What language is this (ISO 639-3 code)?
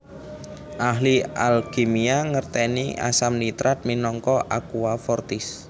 jav